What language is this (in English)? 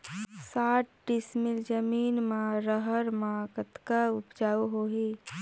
Chhattisgarhi